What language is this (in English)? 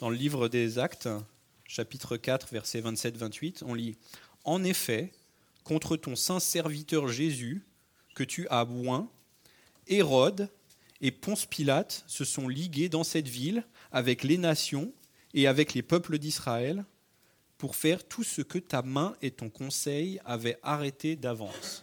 French